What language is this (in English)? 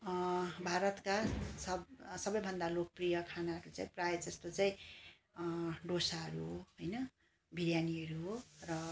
Nepali